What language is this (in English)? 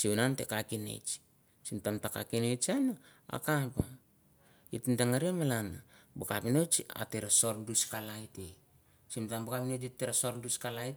Mandara